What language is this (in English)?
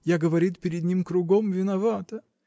Russian